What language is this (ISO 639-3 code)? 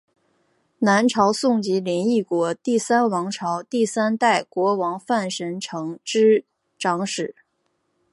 zho